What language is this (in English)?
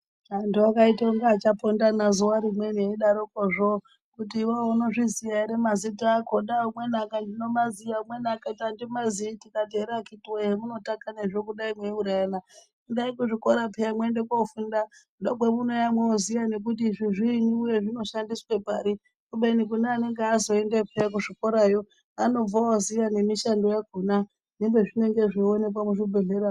Ndau